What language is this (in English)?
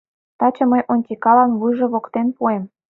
Mari